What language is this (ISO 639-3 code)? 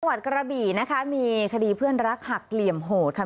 tha